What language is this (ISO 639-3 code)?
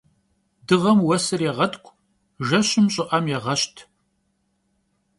kbd